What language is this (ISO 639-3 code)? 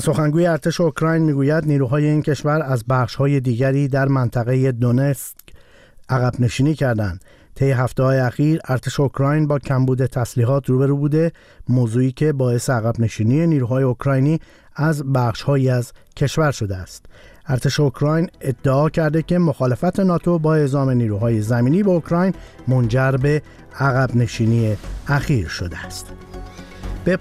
fas